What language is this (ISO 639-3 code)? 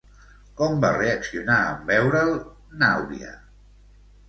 cat